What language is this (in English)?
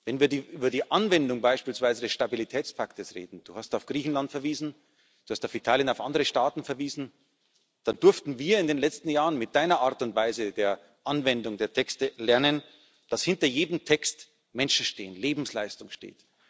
German